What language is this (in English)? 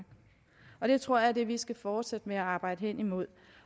Danish